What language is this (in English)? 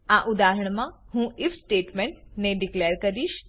Gujarati